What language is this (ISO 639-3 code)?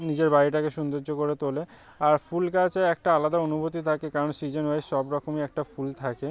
ben